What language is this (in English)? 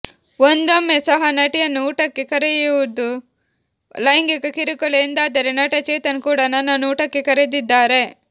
Kannada